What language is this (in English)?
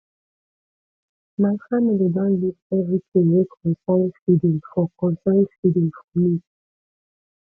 Nigerian Pidgin